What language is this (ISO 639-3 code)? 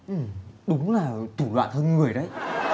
vie